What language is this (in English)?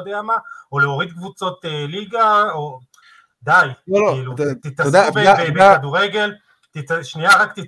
Hebrew